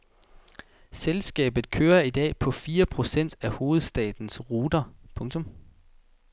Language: Danish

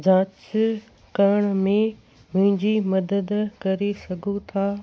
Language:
Sindhi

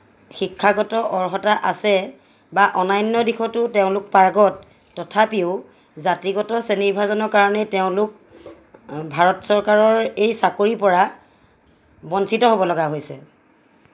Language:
Assamese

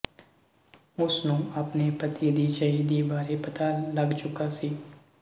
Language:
Punjabi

